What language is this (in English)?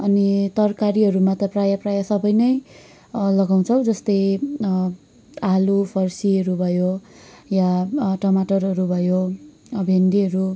Nepali